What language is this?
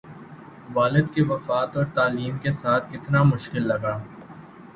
Urdu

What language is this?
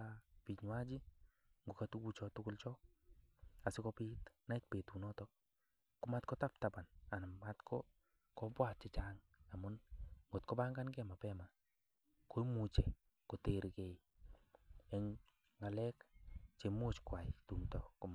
Kalenjin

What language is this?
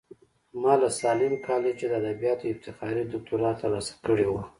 Pashto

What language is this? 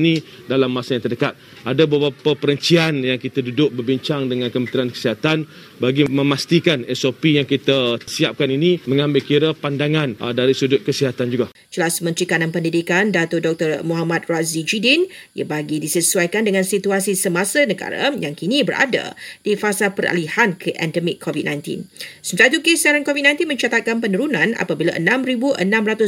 Malay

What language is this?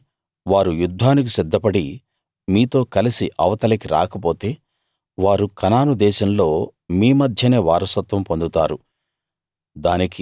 Telugu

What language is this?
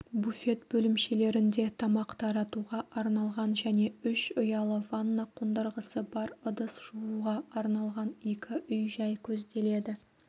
Kazakh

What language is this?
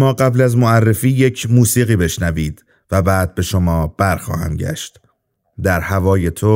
Persian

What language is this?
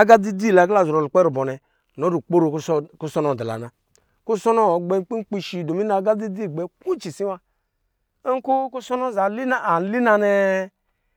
Lijili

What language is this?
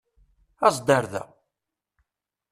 Kabyle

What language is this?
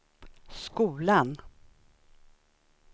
Swedish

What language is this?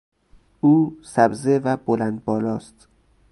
Persian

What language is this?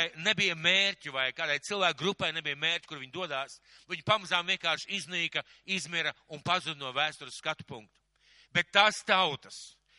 Bangla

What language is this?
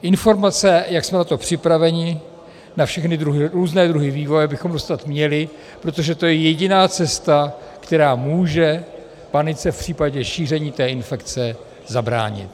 Czech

